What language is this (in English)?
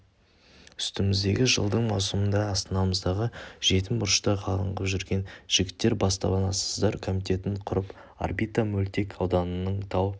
Kazakh